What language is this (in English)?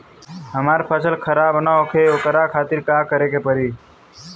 Bhojpuri